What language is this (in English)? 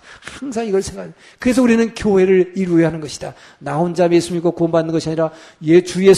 Korean